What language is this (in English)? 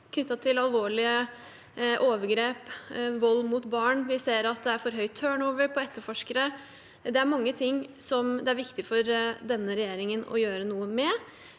Norwegian